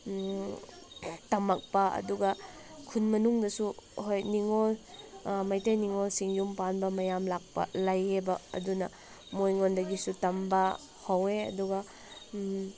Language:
Manipuri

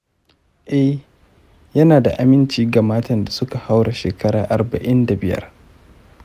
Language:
Hausa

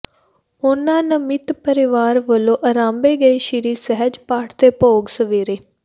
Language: Punjabi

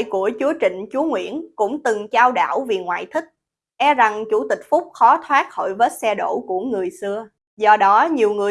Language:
Vietnamese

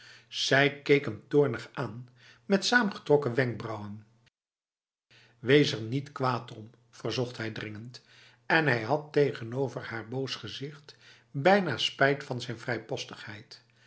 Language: Dutch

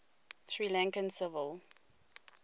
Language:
English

